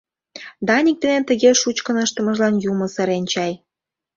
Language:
Mari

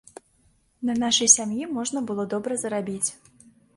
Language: Belarusian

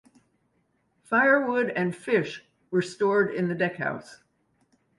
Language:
English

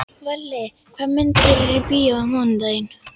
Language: Icelandic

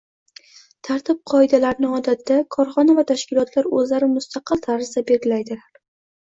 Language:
Uzbek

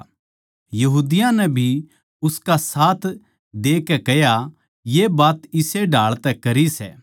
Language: Haryanvi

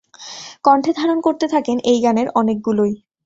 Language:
Bangla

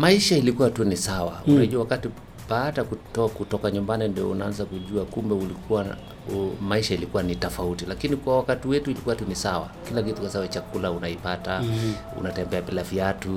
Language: Swahili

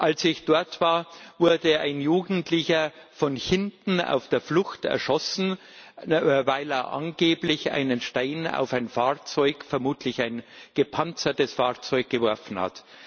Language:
German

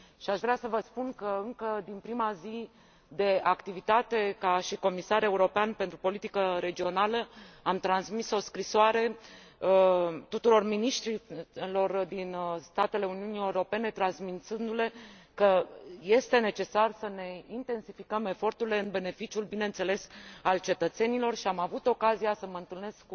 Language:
Romanian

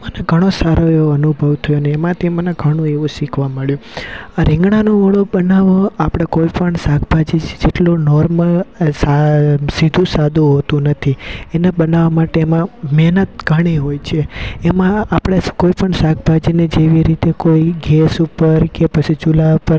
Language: Gujarati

